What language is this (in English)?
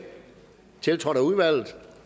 Danish